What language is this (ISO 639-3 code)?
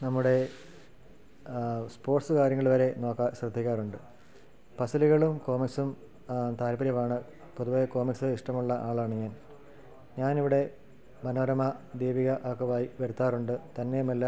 mal